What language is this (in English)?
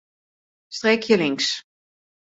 Western Frisian